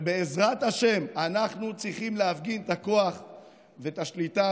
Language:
Hebrew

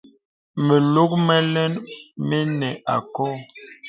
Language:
Bebele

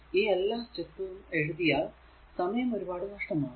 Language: Malayalam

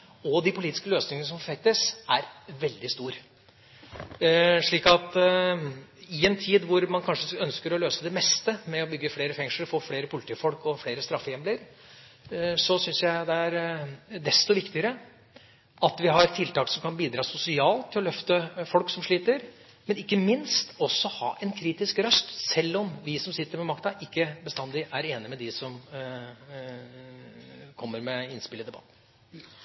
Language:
Norwegian Bokmål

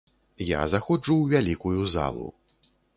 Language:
Belarusian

